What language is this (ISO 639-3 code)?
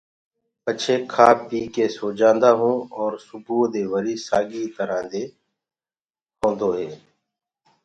ggg